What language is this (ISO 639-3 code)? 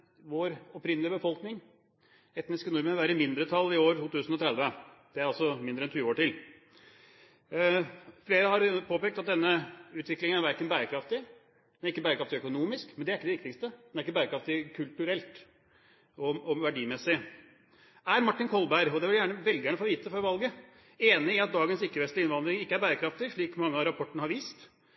nob